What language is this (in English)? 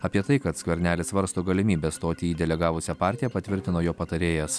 Lithuanian